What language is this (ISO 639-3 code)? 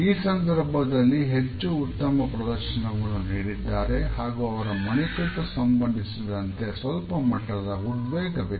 kan